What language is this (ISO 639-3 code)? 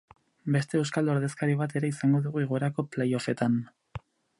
eus